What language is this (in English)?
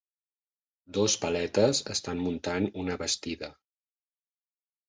Catalan